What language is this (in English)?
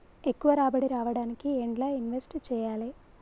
Telugu